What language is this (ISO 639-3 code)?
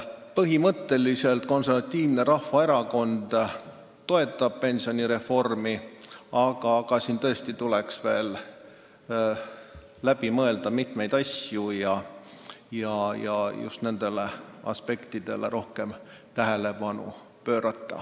est